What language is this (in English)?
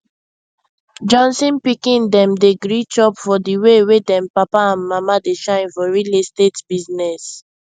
Nigerian Pidgin